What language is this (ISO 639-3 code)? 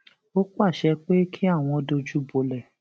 yor